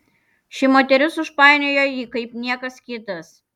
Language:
Lithuanian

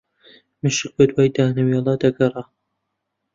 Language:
Central Kurdish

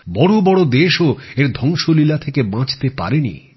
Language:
Bangla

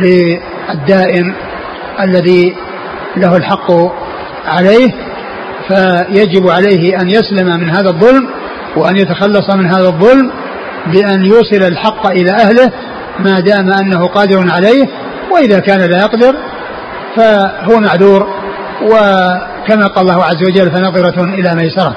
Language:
Arabic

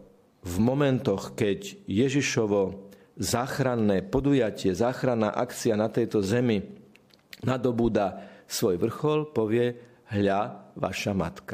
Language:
Slovak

